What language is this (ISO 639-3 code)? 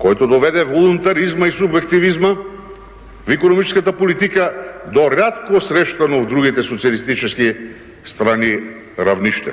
bul